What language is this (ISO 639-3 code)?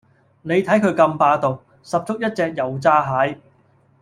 yue